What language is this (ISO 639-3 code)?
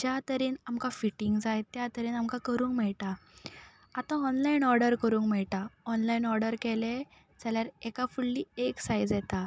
kok